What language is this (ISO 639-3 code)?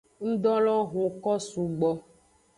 ajg